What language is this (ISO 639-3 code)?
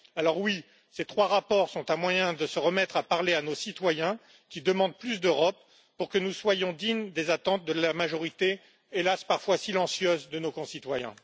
fra